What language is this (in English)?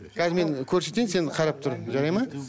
Kazakh